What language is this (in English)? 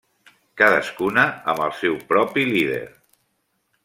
Catalan